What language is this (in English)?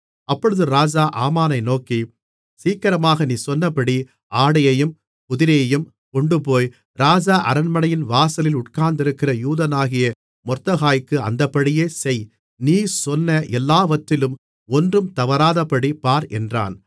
Tamil